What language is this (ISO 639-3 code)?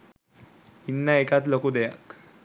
sin